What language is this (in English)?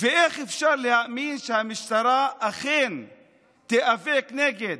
Hebrew